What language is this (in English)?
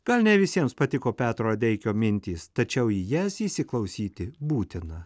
Lithuanian